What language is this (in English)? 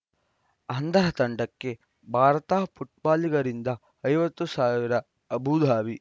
Kannada